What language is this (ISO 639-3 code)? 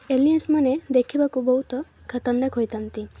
ori